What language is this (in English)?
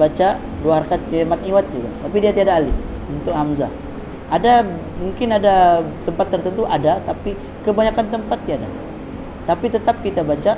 Malay